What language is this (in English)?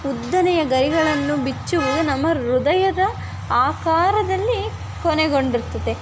Kannada